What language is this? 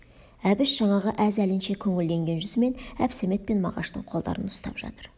Kazakh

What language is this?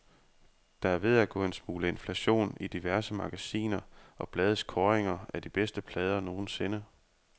Danish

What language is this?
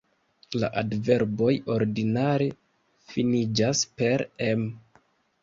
Esperanto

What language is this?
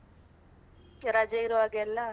Kannada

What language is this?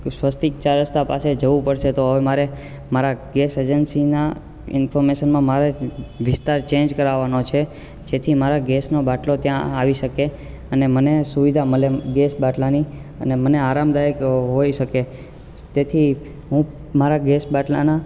Gujarati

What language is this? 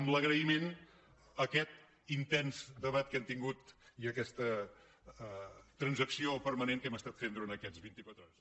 Catalan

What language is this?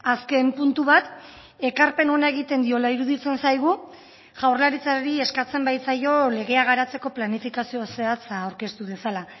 Basque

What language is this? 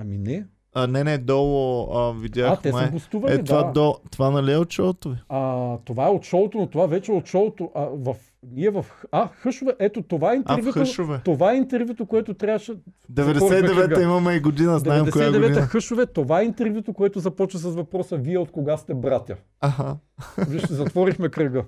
Bulgarian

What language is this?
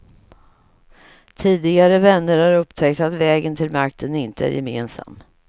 Swedish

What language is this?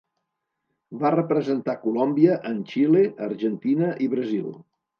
Catalan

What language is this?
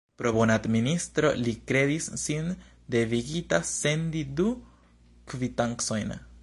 Esperanto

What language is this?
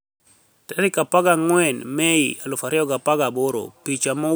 Luo (Kenya and Tanzania)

